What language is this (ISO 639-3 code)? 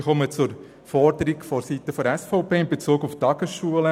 gsw